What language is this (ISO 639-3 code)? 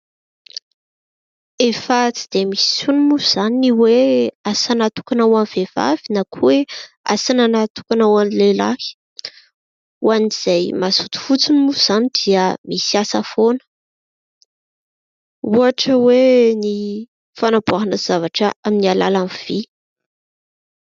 mlg